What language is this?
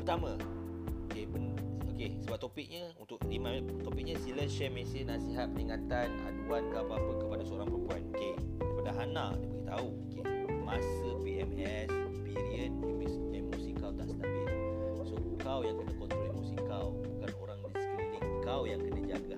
Malay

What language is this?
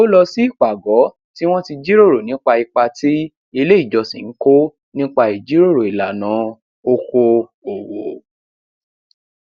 Yoruba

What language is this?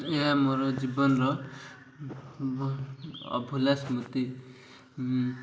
Odia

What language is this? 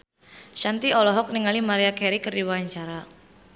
Sundanese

